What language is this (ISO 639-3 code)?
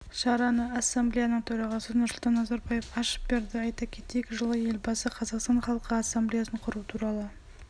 kaz